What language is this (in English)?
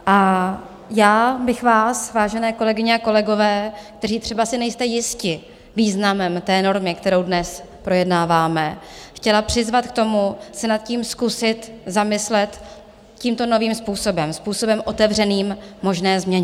Czech